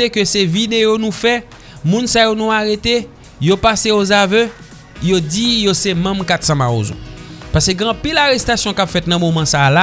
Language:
French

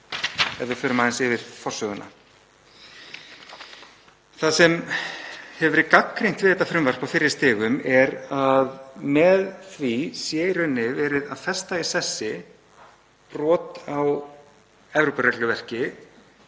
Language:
Icelandic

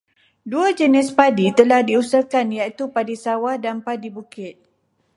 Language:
Malay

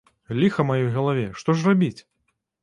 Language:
Belarusian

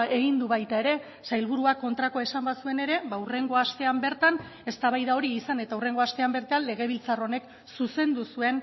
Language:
Basque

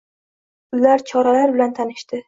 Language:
Uzbek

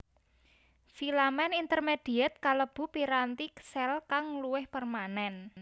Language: Javanese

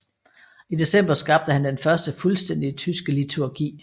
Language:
Danish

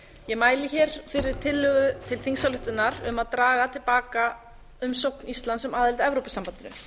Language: Icelandic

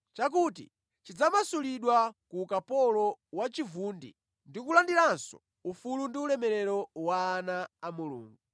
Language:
Nyanja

